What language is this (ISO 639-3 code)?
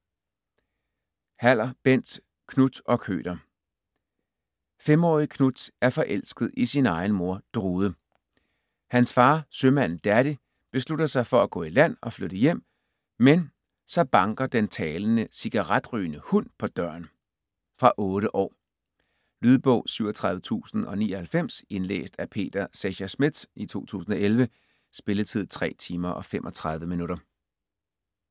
dan